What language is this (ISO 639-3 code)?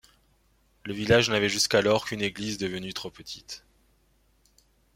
fra